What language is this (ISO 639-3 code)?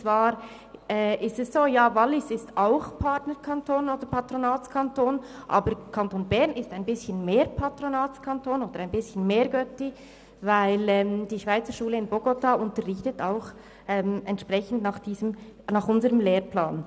gsw